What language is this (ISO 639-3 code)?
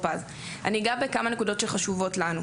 heb